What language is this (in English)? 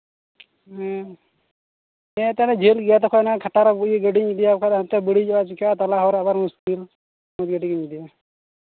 Santali